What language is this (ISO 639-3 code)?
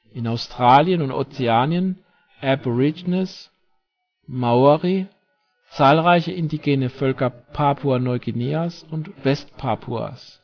deu